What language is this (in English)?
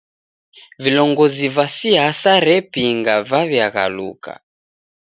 Taita